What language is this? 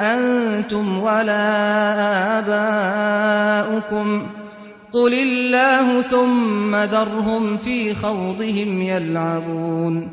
Arabic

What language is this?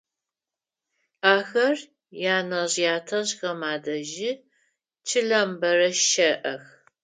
Adyghe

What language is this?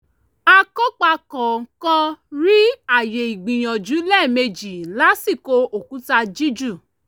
Yoruba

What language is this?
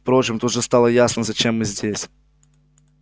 Russian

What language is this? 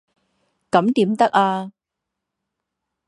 Chinese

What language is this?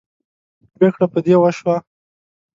Pashto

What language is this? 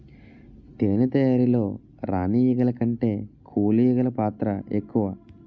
Telugu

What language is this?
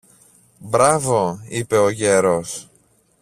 Greek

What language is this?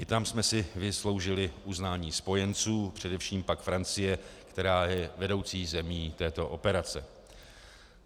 Czech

